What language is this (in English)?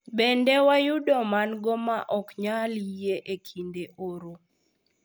Luo (Kenya and Tanzania)